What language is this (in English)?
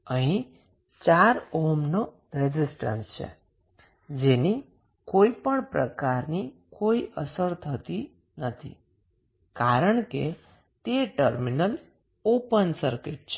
Gujarati